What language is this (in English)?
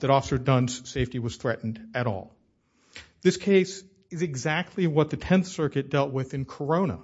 English